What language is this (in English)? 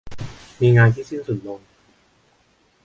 Thai